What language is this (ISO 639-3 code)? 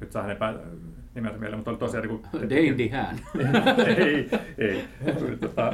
fin